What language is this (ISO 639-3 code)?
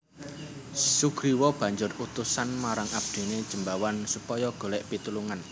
jav